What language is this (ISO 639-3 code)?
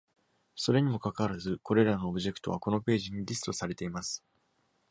jpn